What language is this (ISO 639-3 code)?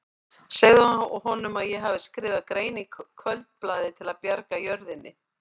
isl